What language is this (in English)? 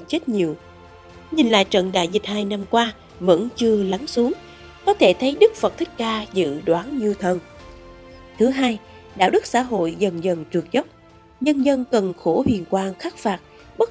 Vietnamese